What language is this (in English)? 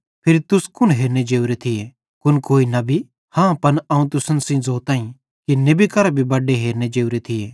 Bhadrawahi